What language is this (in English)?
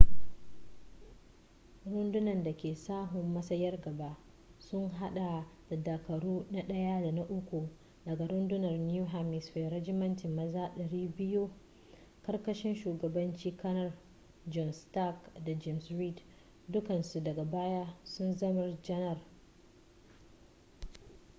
Hausa